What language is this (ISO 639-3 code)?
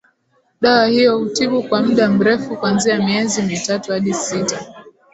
swa